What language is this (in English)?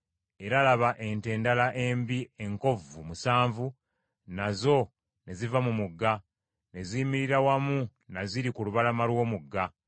Ganda